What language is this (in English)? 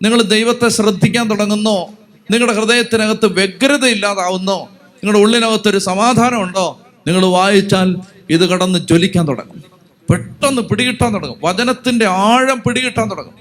Malayalam